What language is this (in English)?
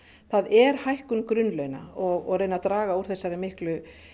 Icelandic